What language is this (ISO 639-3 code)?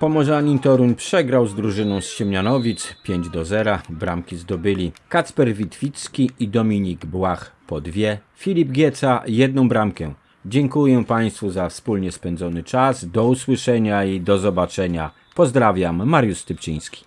pol